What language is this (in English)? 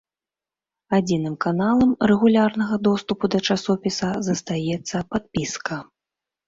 Belarusian